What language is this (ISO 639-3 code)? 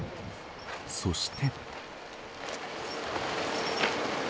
jpn